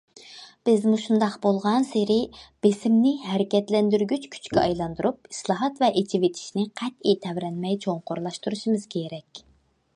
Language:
Uyghur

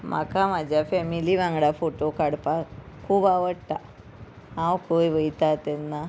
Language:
Konkani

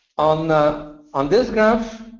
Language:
English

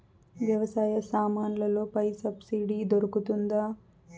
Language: Telugu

